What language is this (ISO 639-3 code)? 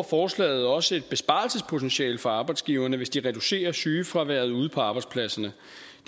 dan